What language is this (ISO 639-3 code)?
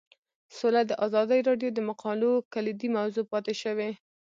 pus